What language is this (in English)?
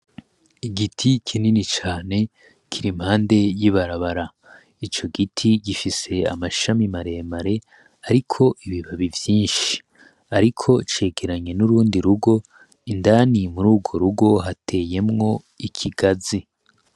Rundi